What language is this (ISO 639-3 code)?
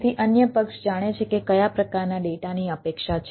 guj